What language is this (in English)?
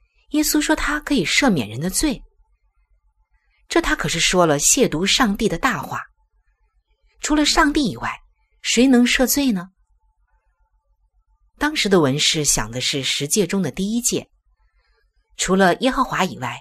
Chinese